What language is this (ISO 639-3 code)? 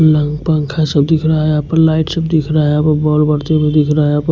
hin